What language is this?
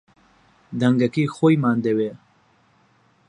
Central Kurdish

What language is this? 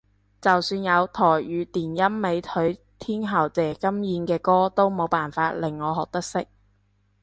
Cantonese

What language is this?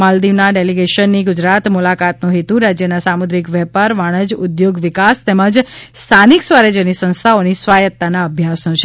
Gujarati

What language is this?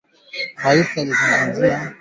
Swahili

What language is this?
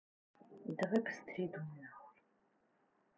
Russian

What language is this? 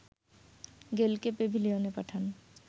Bangla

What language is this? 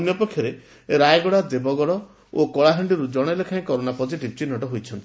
Odia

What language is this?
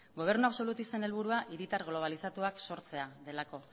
Basque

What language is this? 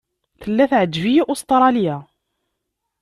Kabyle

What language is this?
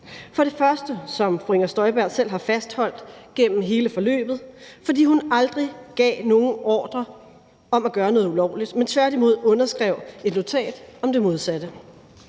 Danish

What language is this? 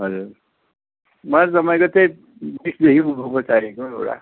Nepali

